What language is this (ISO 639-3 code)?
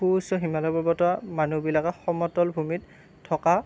asm